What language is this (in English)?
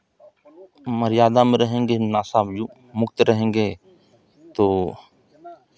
Hindi